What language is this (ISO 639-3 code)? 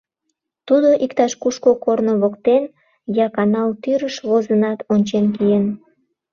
chm